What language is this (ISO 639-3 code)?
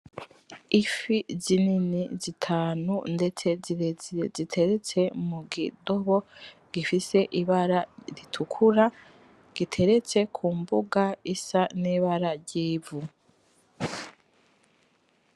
run